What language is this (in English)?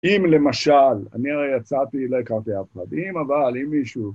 Hebrew